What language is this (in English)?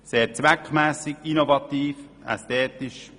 Swiss German